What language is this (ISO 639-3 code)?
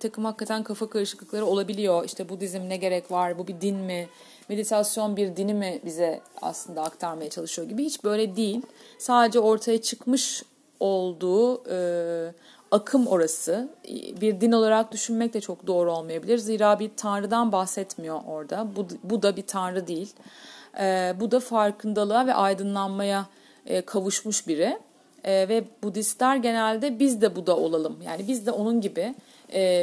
tur